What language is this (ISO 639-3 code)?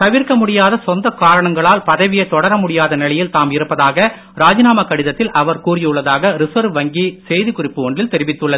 tam